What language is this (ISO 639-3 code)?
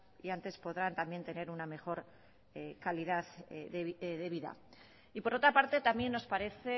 spa